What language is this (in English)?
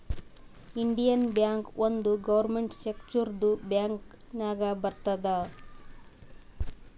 Kannada